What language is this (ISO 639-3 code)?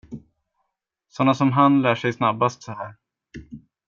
swe